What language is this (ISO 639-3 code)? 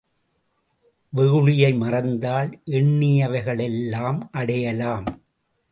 tam